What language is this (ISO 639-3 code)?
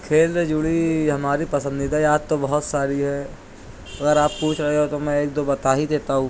urd